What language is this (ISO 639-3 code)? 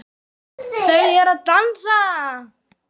isl